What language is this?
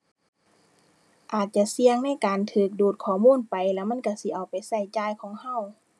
Thai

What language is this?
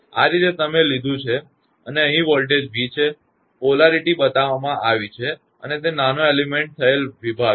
Gujarati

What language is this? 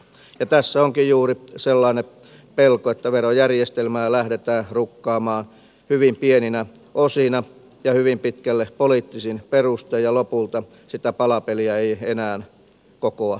Finnish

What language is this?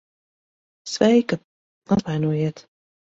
Latvian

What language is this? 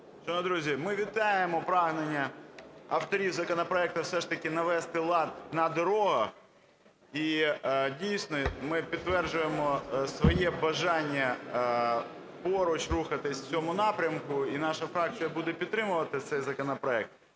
Ukrainian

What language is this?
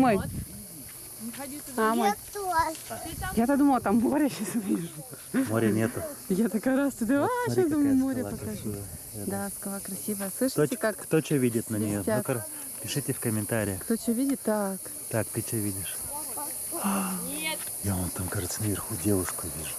Russian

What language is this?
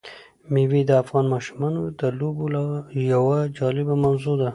Pashto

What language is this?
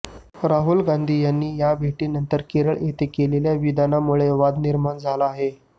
Marathi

